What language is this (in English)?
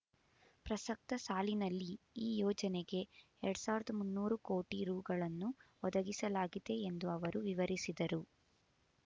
Kannada